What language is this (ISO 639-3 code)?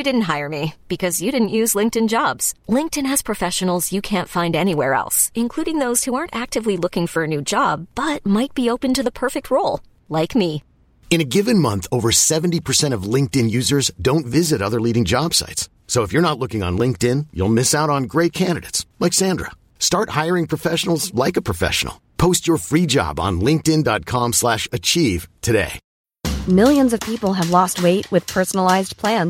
fas